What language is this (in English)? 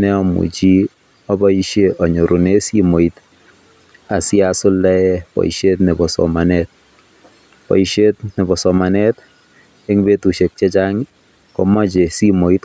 Kalenjin